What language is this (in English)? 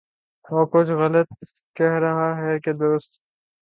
Urdu